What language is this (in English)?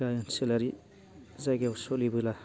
Bodo